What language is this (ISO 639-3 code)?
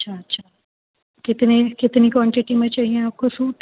urd